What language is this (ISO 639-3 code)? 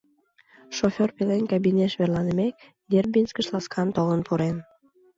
chm